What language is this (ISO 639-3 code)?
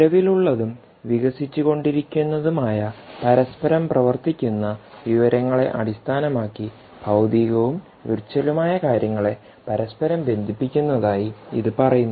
mal